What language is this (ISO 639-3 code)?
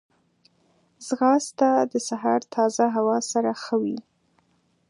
pus